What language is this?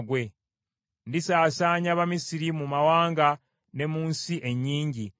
Ganda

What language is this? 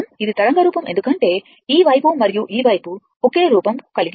Telugu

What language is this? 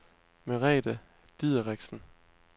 Danish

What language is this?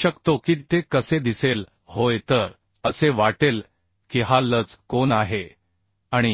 Marathi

